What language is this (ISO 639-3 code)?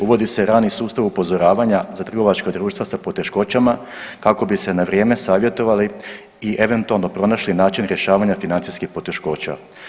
hrv